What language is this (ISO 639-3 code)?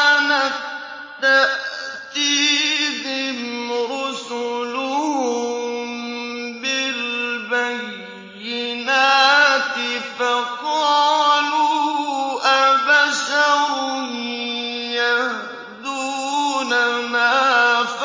ara